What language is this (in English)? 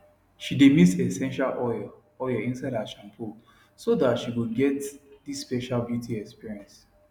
Nigerian Pidgin